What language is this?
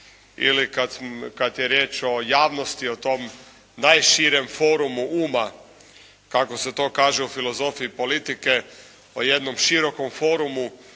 Croatian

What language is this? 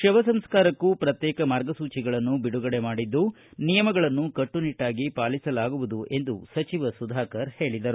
Kannada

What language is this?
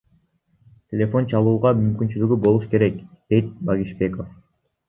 Kyrgyz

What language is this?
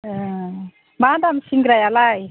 Bodo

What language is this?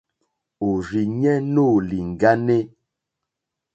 Mokpwe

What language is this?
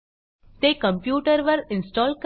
Marathi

